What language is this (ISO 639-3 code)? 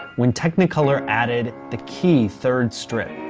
eng